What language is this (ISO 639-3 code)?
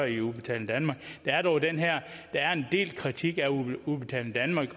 dan